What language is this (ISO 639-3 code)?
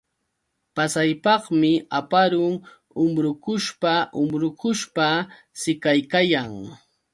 qux